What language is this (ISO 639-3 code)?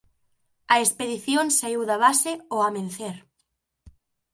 glg